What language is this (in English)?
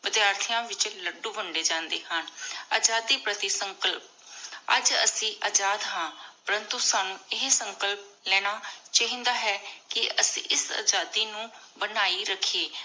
Punjabi